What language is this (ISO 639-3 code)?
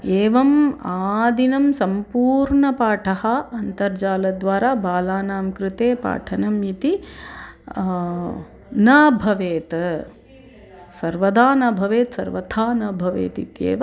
san